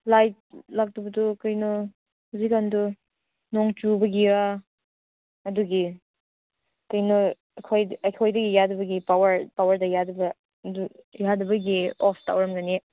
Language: Manipuri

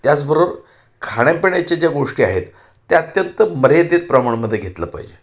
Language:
Marathi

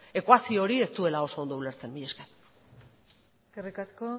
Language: Basque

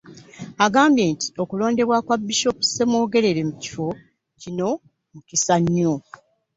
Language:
Ganda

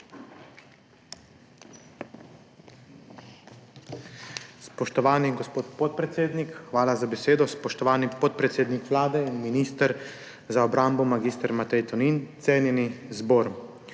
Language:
Slovenian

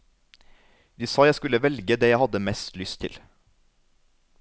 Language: Norwegian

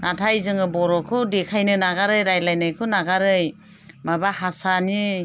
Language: Bodo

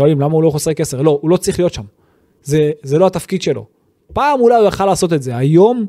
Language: Hebrew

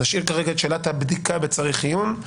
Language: Hebrew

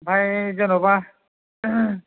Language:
Bodo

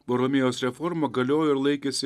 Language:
Lithuanian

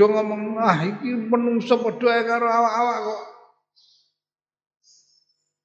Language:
Indonesian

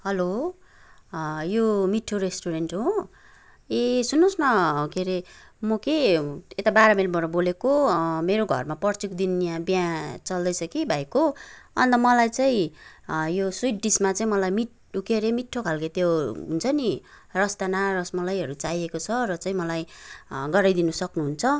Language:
Nepali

